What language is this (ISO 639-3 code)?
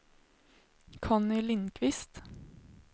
swe